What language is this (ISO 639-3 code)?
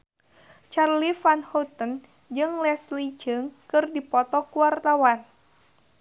sun